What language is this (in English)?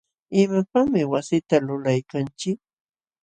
Jauja Wanca Quechua